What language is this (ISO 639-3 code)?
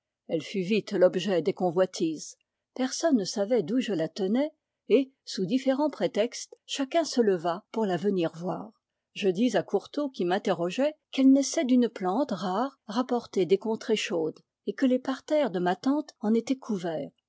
fra